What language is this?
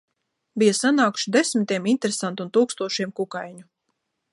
Latvian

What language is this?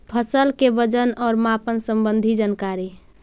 Magahi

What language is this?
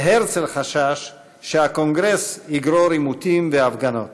Hebrew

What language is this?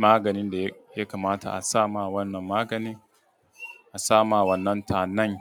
Hausa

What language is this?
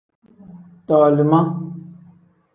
Tem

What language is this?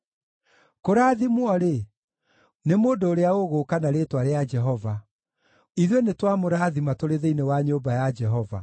Kikuyu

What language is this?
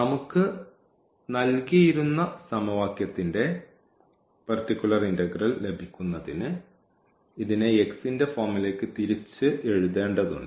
Malayalam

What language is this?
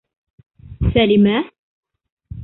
Bashkir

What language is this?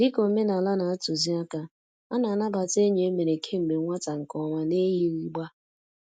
Igbo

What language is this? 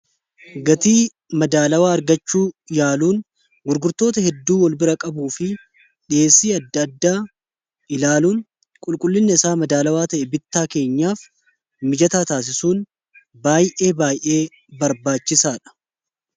Oromo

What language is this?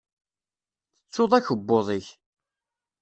Kabyle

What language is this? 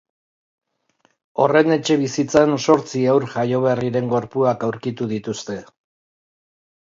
Basque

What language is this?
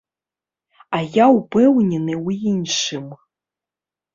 Belarusian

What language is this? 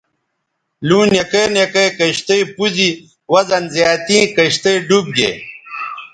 Bateri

